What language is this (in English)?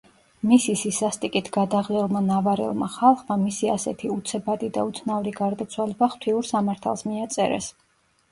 Georgian